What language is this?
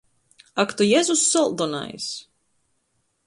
Latgalian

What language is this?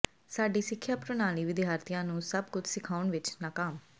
Punjabi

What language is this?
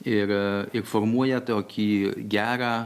Lithuanian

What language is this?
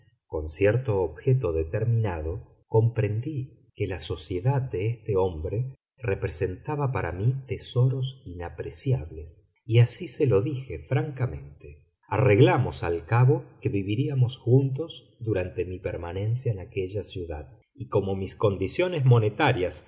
Spanish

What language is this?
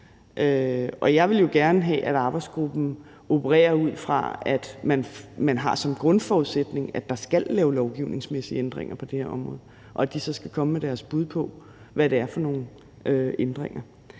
Danish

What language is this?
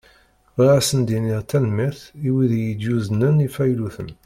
Kabyle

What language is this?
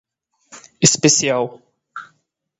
Portuguese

